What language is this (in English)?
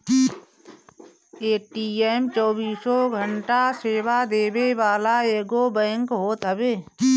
Bhojpuri